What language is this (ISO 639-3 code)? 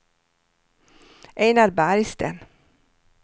swe